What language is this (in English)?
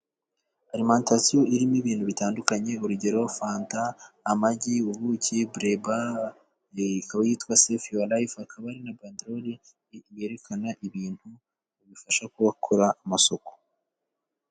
Kinyarwanda